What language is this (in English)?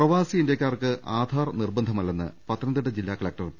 Malayalam